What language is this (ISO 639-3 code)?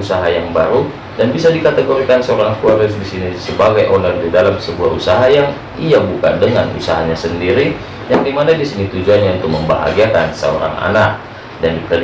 ind